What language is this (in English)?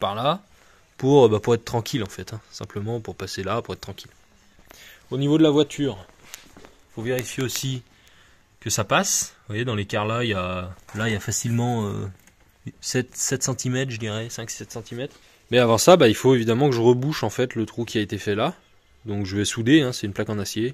French